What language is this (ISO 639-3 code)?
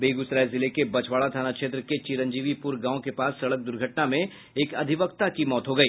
hin